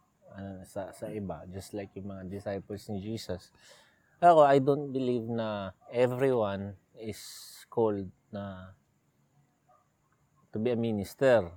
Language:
Filipino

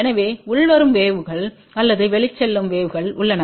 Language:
Tamil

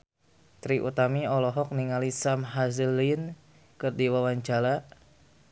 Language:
Sundanese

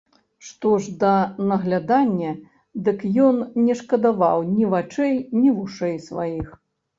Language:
Belarusian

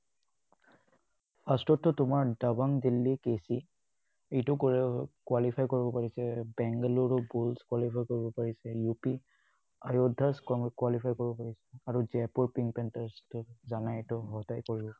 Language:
Assamese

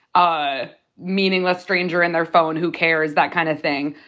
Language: English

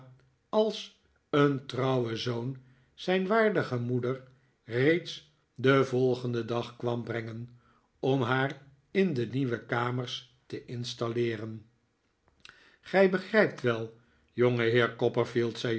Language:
Dutch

